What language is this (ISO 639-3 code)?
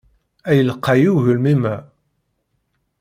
kab